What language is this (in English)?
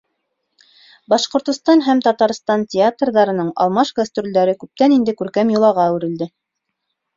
Bashkir